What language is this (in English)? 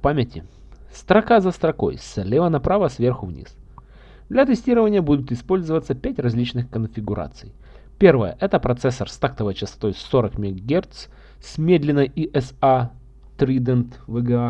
Russian